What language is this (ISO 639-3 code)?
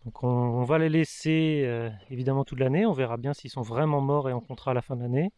fra